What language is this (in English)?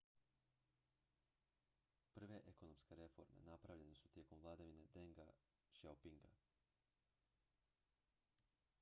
Croatian